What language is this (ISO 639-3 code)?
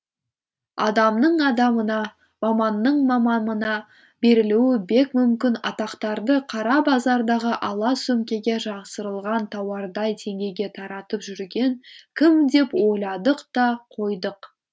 kaz